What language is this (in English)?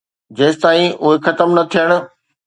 Sindhi